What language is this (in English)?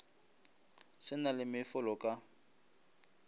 Northern Sotho